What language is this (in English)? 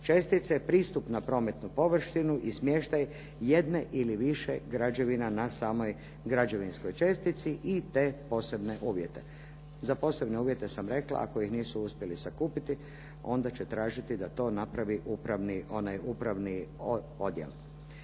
Croatian